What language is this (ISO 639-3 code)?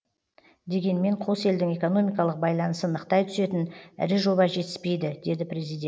kaz